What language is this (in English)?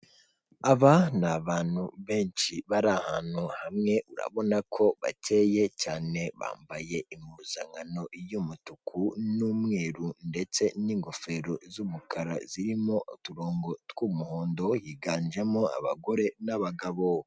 Kinyarwanda